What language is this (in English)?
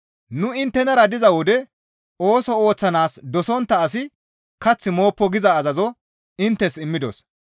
Gamo